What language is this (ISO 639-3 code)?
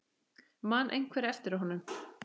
isl